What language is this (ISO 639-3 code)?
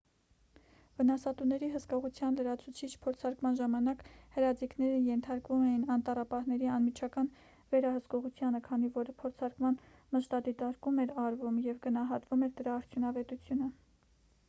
hye